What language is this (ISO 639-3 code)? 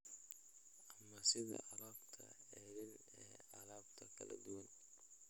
som